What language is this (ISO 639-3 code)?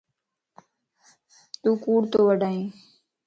lss